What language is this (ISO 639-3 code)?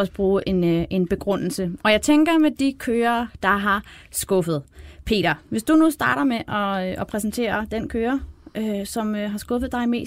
dan